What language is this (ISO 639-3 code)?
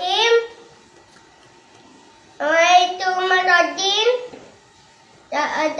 msa